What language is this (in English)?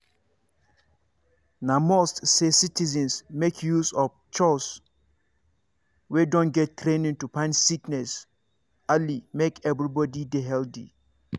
Nigerian Pidgin